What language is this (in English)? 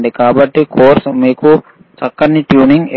Telugu